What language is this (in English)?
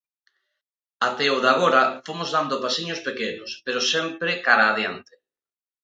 Galician